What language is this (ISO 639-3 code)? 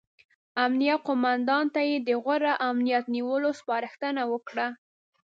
pus